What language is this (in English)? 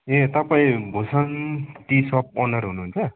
Nepali